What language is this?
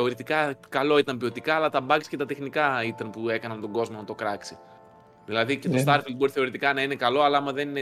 Greek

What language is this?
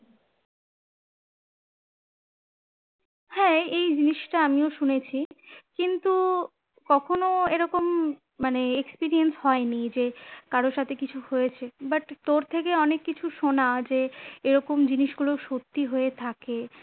Bangla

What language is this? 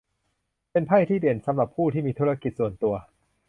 Thai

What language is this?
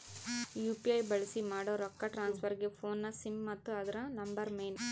Kannada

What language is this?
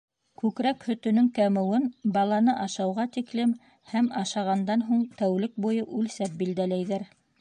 Bashkir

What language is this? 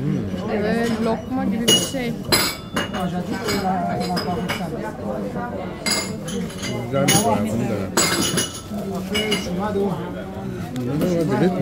Turkish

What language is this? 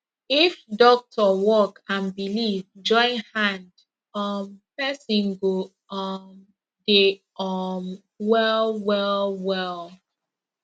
Nigerian Pidgin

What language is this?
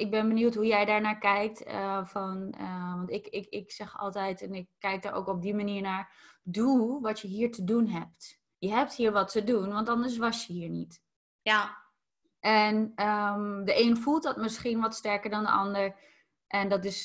Dutch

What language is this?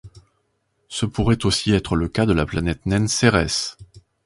French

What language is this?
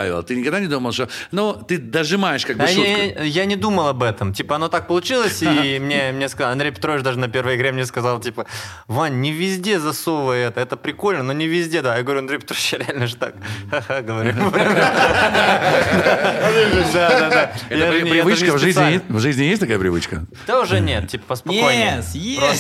Russian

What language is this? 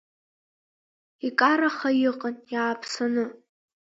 Abkhazian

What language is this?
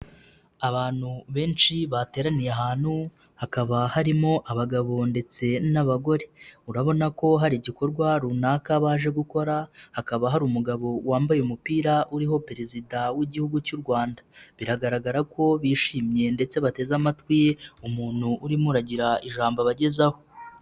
Kinyarwanda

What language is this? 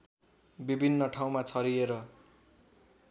Nepali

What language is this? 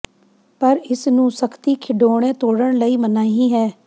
Punjabi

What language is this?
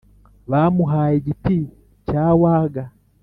Kinyarwanda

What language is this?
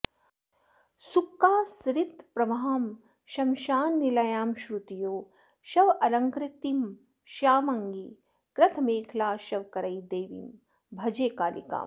Sanskrit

